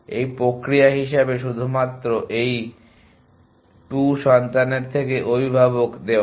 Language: Bangla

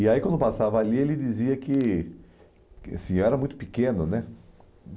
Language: Portuguese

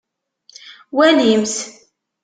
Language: Kabyle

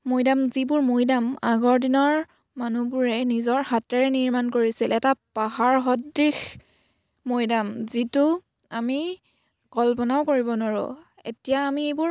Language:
Assamese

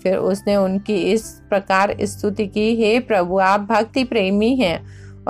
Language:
Hindi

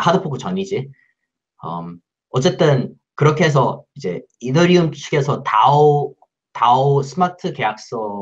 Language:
Korean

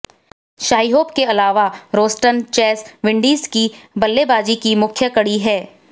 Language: Hindi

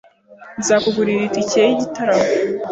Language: Kinyarwanda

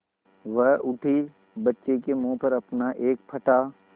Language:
Hindi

